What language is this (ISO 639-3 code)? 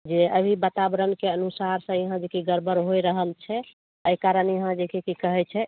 mai